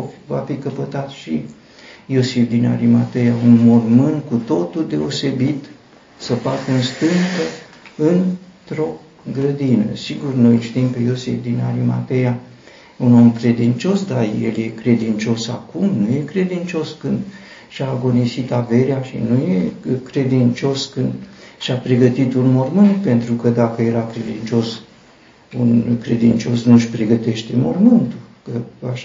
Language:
Romanian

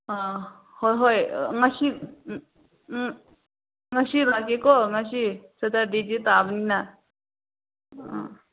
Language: Manipuri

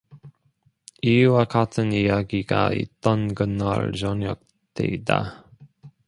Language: Korean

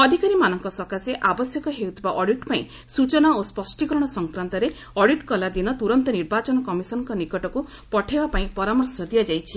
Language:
Odia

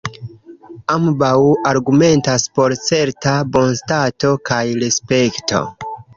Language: Esperanto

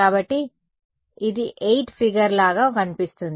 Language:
Telugu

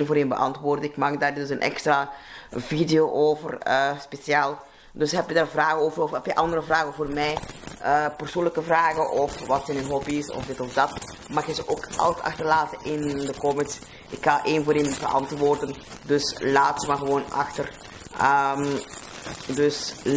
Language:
Dutch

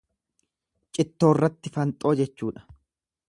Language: Oromo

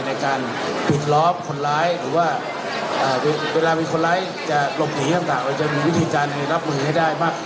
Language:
Thai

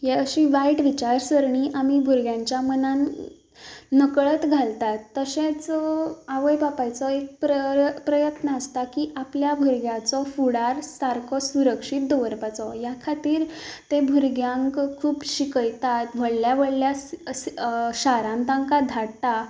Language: Konkani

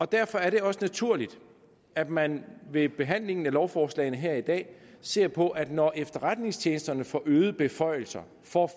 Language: Danish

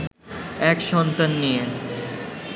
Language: Bangla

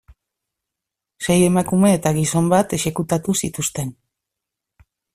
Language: Basque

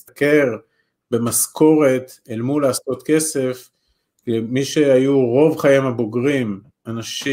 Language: Hebrew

